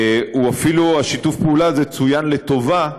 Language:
Hebrew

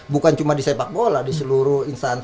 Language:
Indonesian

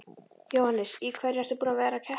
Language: Icelandic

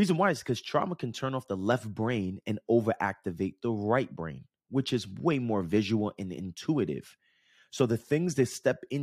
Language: English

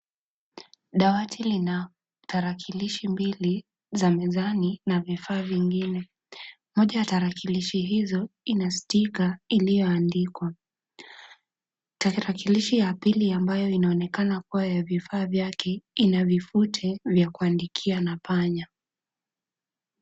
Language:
Swahili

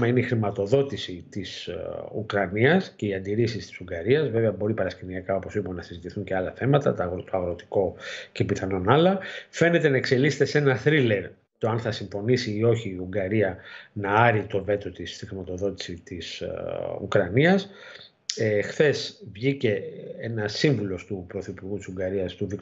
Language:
Greek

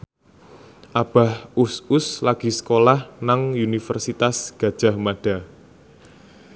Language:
Javanese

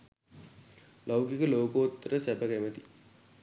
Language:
Sinhala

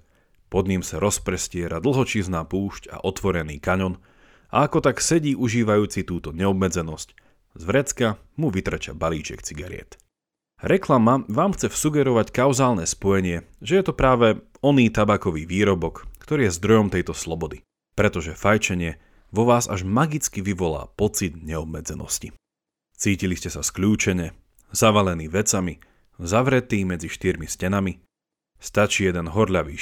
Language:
Slovak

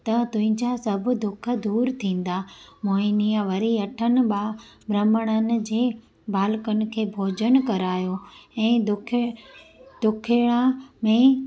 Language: Sindhi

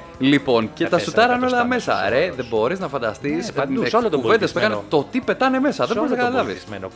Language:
Greek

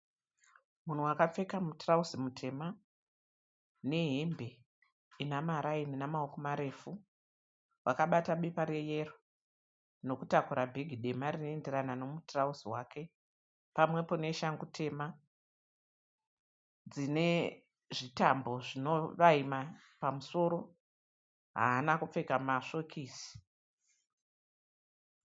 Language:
Shona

